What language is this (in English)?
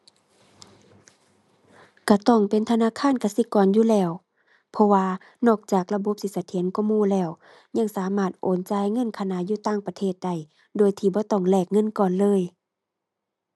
Thai